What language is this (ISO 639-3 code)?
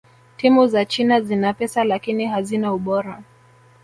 swa